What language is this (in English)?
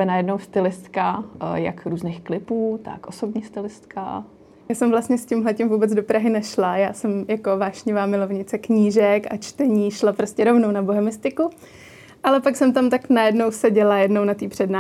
Czech